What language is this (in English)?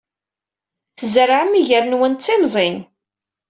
Kabyle